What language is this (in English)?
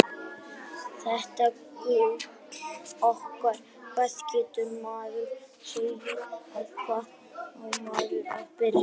Icelandic